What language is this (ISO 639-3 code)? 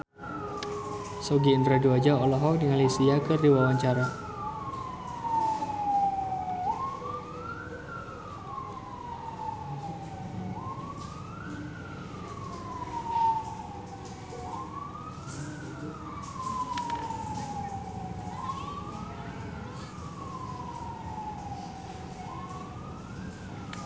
sun